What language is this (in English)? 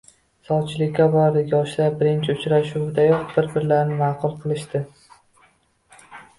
Uzbek